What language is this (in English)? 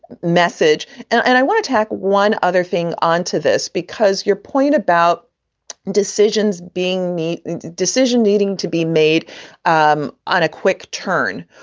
English